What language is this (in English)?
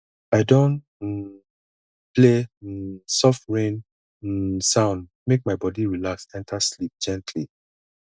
Nigerian Pidgin